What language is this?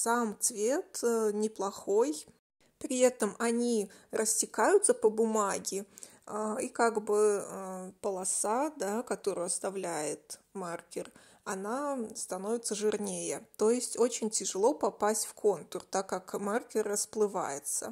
Russian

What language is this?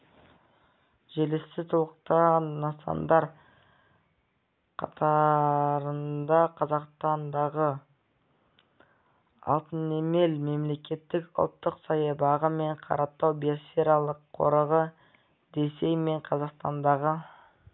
Kazakh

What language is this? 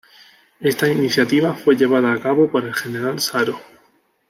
Spanish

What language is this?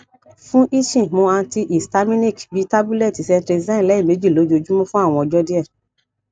Yoruba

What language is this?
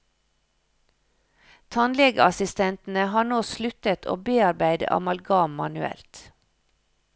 Norwegian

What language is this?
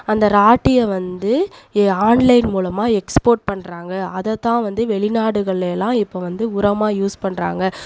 Tamil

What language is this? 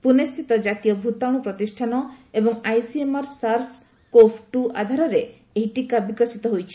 Odia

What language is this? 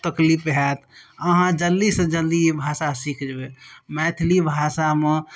Maithili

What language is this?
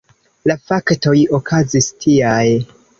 Esperanto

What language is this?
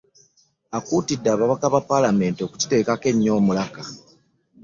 Ganda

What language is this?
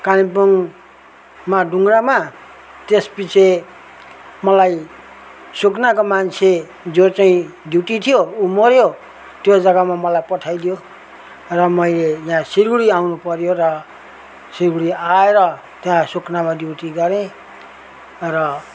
Nepali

